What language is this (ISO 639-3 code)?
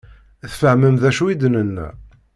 kab